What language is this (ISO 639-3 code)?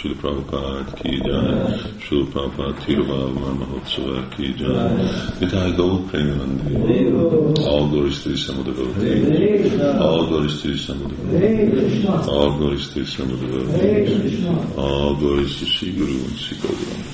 hun